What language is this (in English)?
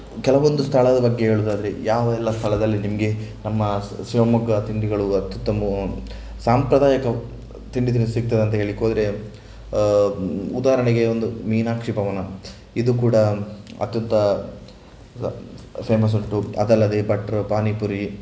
Kannada